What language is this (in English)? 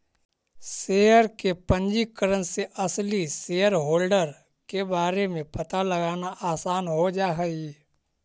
Magahi